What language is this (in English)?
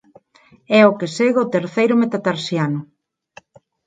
Galician